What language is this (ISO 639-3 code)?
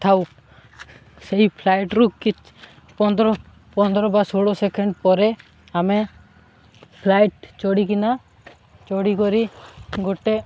ori